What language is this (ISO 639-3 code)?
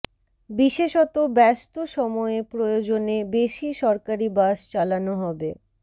ben